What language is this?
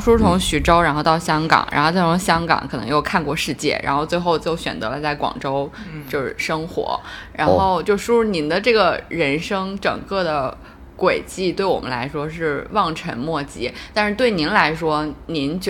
Chinese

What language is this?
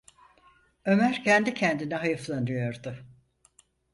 Turkish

